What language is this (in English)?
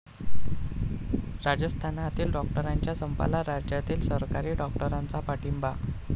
Marathi